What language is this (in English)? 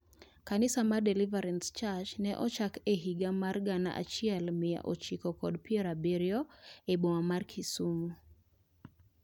Luo (Kenya and Tanzania)